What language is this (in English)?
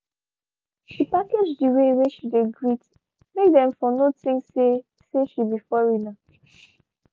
Nigerian Pidgin